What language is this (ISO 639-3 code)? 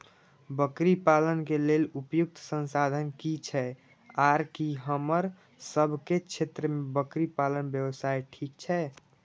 mai